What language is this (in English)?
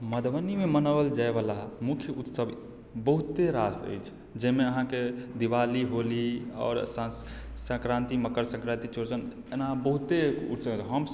Maithili